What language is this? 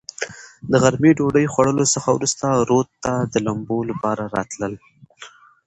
Pashto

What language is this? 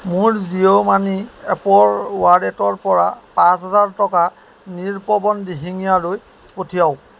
Assamese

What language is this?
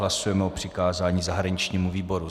Czech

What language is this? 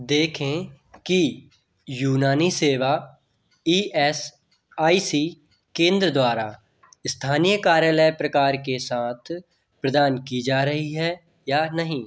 Hindi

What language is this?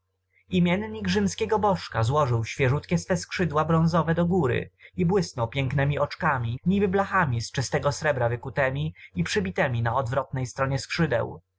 Polish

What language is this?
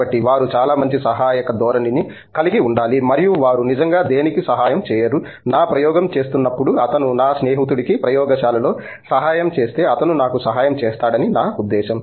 Telugu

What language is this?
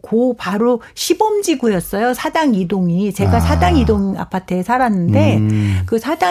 Korean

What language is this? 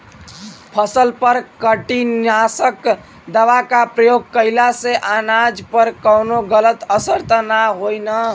Bhojpuri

